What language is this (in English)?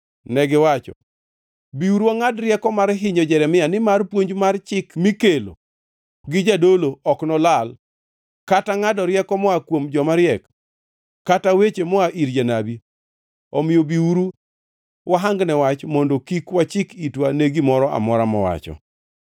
Luo (Kenya and Tanzania)